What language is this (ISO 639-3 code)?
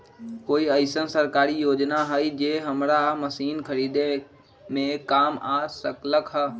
mag